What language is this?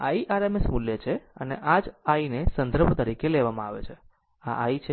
Gujarati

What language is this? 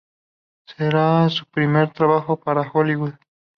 Spanish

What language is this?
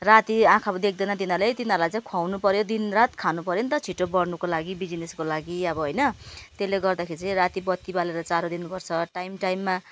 Nepali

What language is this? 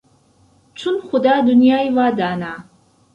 Central Kurdish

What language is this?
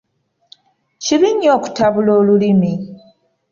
Ganda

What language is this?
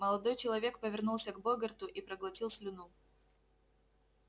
Russian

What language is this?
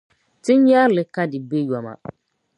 Dagbani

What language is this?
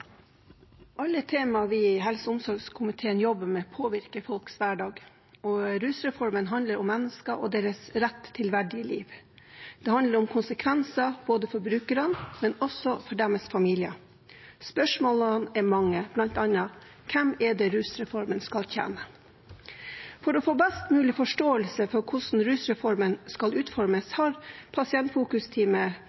Norwegian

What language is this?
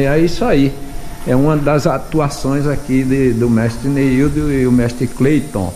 Portuguese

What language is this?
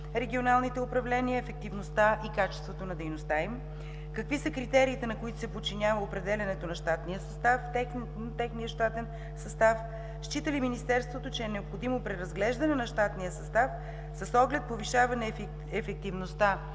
Bulgarian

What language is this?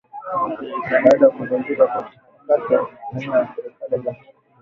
Swahili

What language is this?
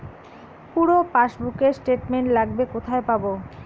Bangla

